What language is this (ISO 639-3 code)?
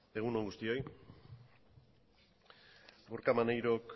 eus